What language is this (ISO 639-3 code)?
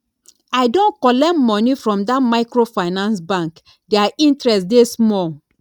pcm